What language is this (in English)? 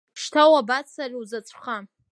Abkhazian